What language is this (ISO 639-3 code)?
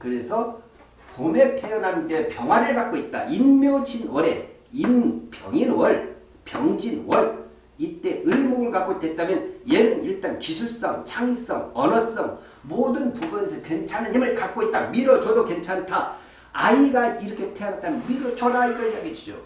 kor